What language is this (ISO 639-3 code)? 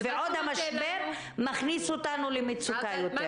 heb